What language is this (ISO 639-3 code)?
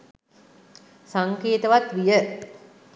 sin